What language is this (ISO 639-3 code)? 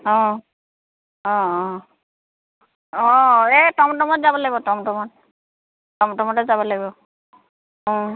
asm